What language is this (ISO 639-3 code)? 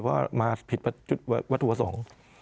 tha